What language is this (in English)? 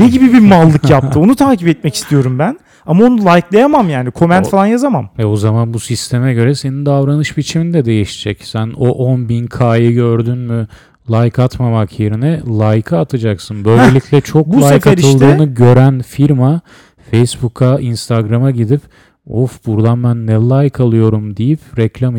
Turkish